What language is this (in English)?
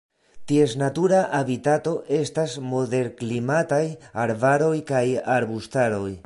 Esperanto